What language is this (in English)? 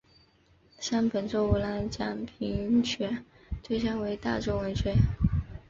Chinese